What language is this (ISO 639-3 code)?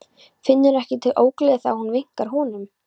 isl